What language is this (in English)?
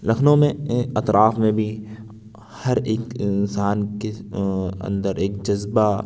Urdu